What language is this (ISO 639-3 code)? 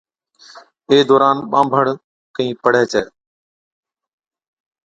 odk